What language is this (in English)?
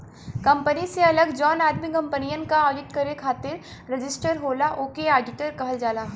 Bhojpuri